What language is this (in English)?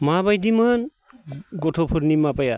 Bodo